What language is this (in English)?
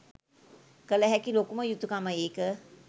Sinhala